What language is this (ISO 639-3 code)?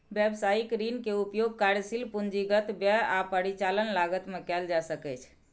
mai